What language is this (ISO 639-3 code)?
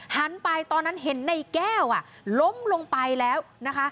tha